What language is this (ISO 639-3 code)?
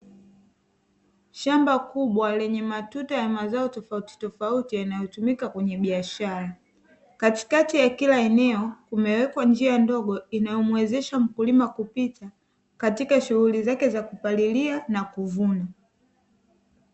swa